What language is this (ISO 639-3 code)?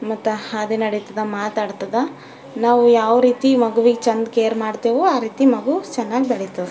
kan